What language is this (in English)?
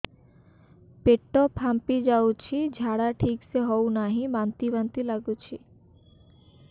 Odia